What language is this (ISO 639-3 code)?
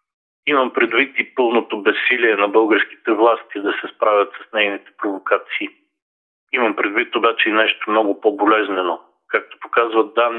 bul